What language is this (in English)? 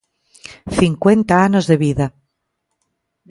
Galician